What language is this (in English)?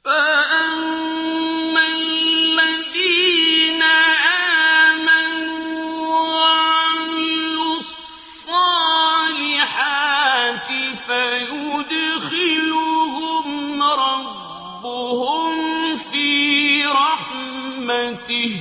Arabic